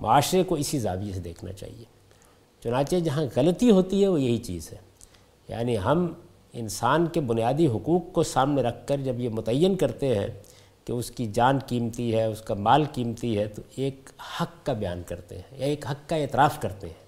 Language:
Urdu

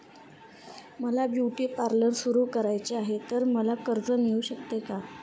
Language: Marathi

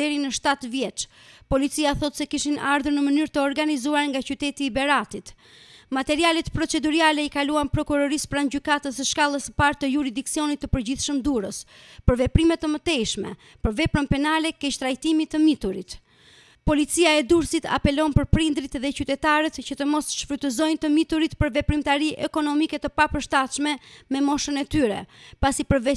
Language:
Romanian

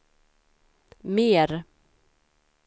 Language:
Swedish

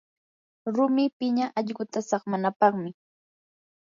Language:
Yanahuanca Pasco Quechua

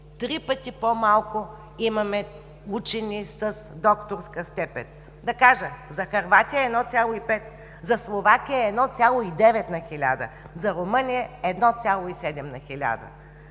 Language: Bulgarian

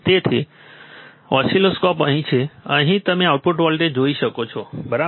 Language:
Gujarati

